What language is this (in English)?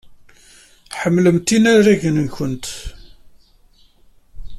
Kabyle